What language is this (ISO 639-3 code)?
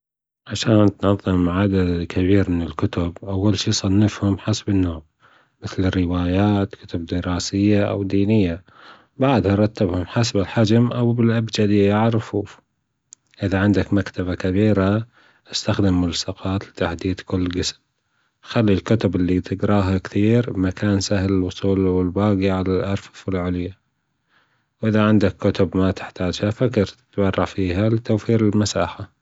afb